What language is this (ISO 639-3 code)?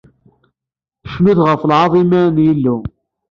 kab